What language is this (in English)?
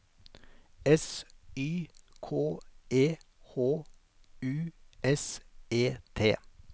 Norwegian